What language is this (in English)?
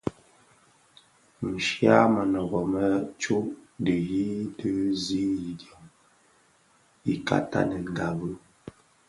Bafia